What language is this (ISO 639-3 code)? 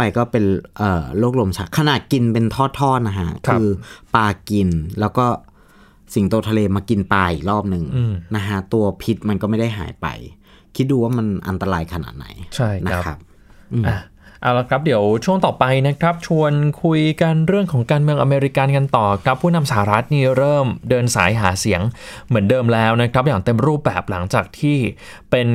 tha